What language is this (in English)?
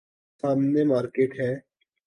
Urdu